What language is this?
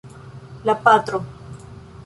Esperanto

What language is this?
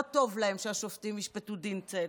Hebrew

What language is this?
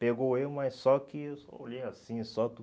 Portuguese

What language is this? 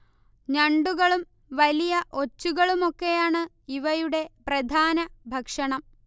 Malayalam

